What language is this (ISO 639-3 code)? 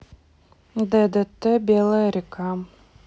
rus